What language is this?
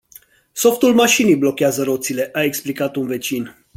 Romanian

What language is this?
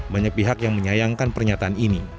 Indonesian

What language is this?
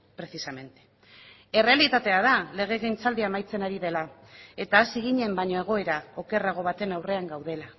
Basque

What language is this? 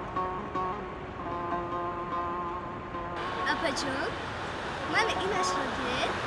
Tajik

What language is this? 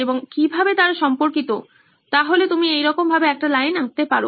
Bangla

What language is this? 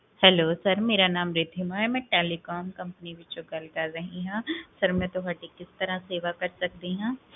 Punjabi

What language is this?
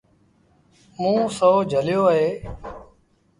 Sindhi Bhil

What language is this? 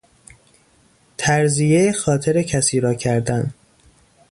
Persian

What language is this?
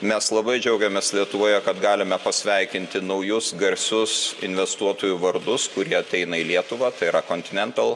Lithuanian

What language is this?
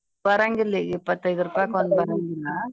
Kannada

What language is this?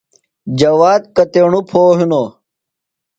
Phalura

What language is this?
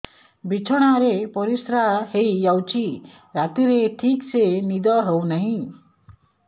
Odia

